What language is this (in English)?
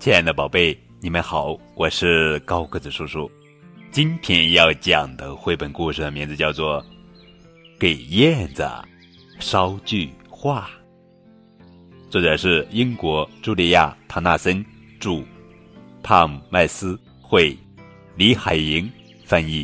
Chinese